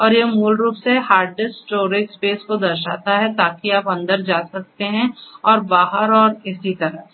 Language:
Hindi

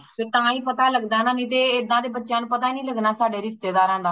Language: Punjabi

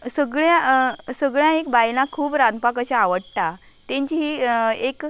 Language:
Konkani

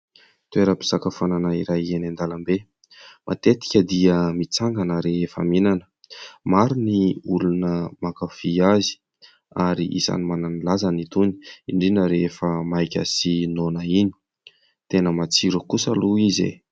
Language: Malagasy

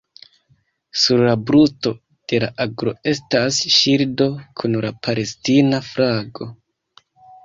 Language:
Esperanto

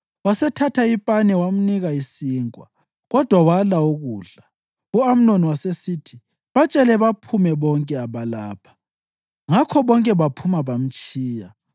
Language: North Ndebele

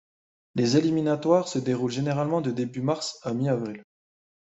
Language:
French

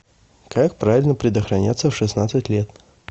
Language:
Russian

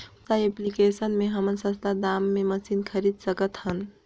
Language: Chhattisgarhi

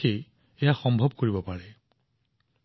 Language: Assamese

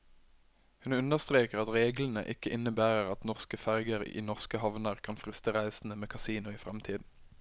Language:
Norwegian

